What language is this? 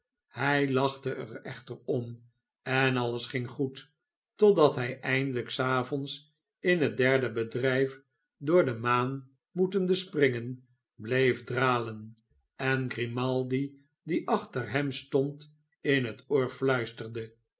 Dutch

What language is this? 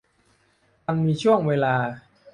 Thai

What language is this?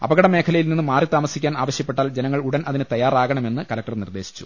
Malayalam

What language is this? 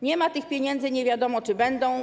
Polish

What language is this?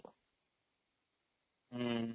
Odia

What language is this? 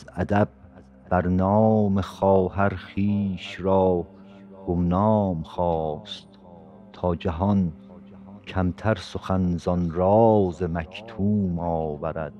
Persian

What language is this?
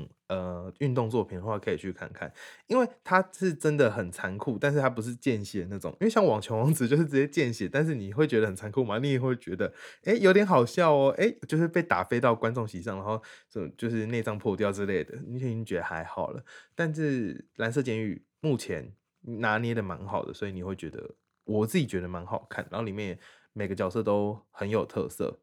Chinese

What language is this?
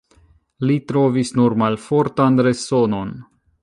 Esperanto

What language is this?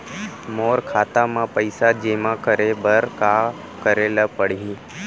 Chhattisgarhi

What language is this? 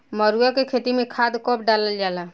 Bhojpuri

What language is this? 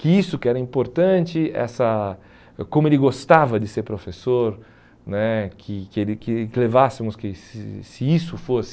Portuguese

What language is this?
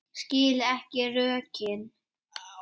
Icelandic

